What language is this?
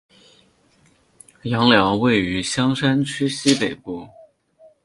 Chinese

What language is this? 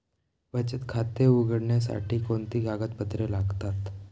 Marathi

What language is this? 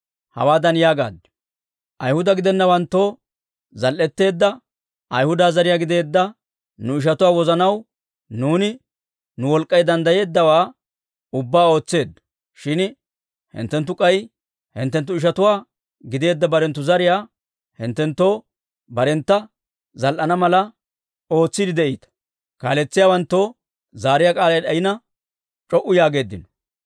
Dawro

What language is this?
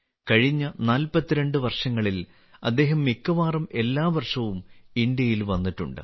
Malayalam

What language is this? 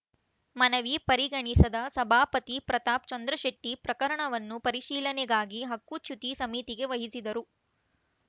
Kannada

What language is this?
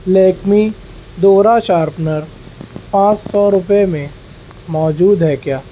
Urdu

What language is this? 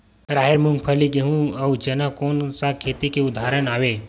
Chhattisgarhi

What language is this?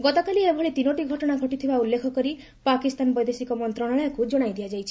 Odia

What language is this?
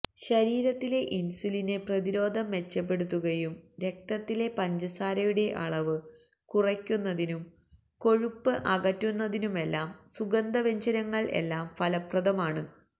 Malayalam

